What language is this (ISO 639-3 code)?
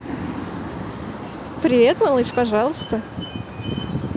rus